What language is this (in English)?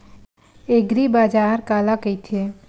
Chhattisgarhi